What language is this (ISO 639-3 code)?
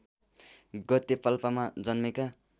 nep